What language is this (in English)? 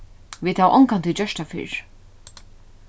Faroese